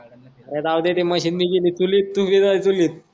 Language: Marathi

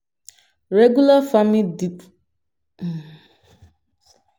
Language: Nigerian Pidgin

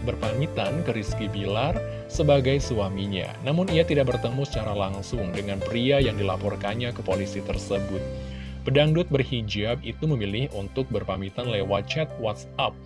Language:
Indonesian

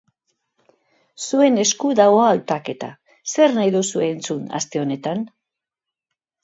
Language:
Basque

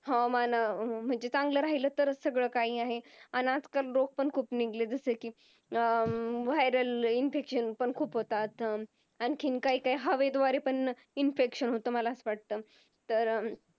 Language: Marathi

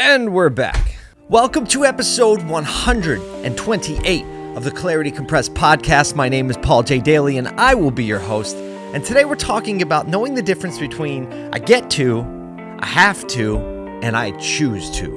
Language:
English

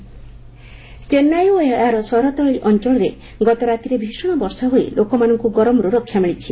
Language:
Odia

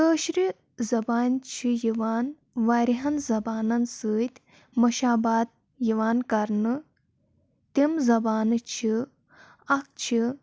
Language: Kashmiri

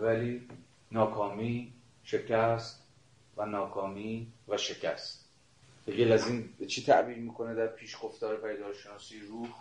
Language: Persian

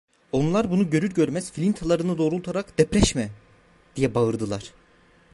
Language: Turkish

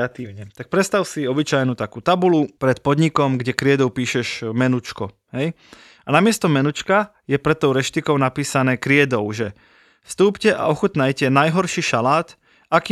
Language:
Slovak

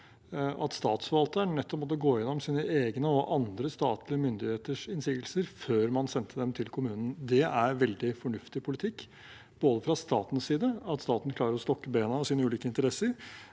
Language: Norwegian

